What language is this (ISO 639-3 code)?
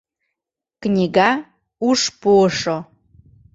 chm